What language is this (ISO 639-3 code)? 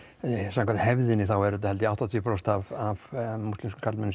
isl